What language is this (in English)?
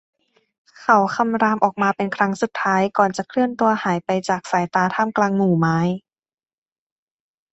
Thai